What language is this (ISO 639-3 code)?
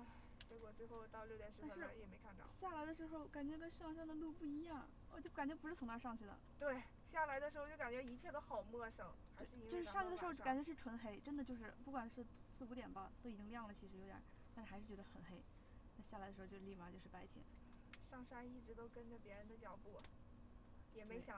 zho